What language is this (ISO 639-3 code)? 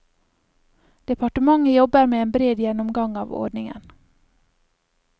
nor